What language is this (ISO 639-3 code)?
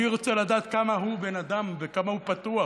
heb